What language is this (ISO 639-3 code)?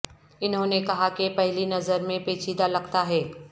urd